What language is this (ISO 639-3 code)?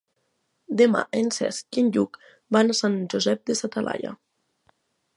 cat